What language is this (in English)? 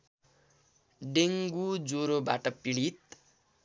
Nepali